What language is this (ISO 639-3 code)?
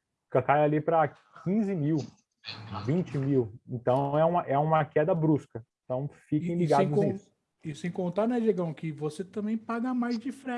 por